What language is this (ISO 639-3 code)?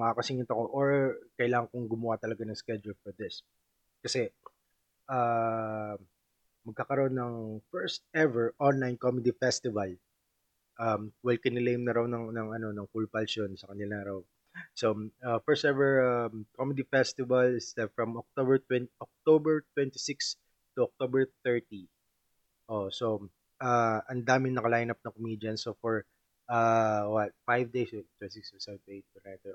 fil